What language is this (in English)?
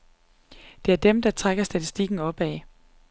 Danish